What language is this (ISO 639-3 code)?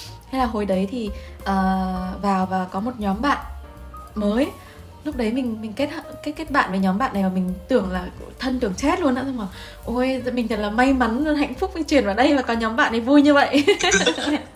vie